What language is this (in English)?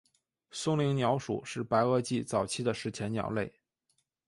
Chinese